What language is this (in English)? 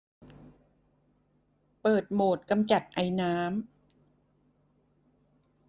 Thai